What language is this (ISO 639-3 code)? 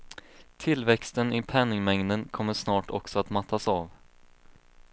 swe